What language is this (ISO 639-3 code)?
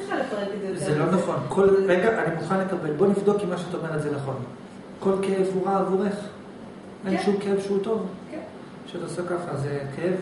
heb